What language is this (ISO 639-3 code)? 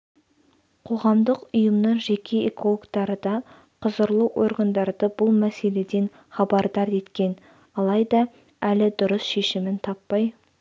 kaz